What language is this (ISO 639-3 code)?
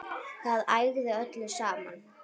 isl